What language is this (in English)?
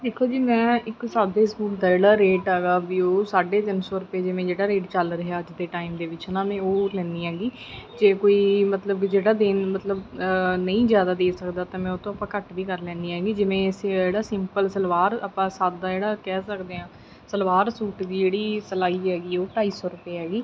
Punjabi